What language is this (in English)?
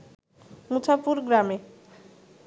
Bangla